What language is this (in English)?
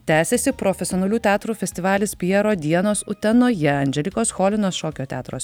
Lithuanian